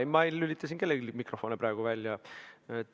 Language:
Estonian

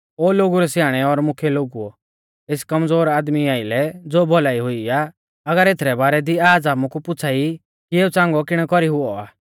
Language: Mahasu Pahari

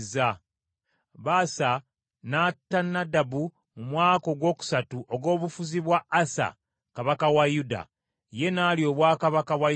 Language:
Ganda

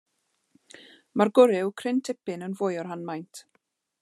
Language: Welsh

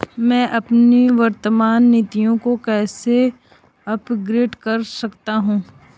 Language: Hindi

